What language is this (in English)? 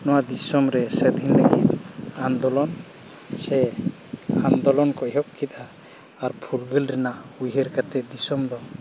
Santali